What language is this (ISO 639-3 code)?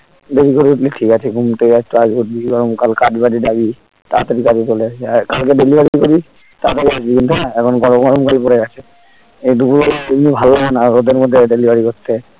ben